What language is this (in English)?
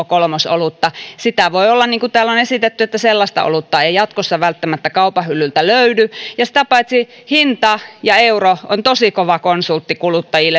Finnish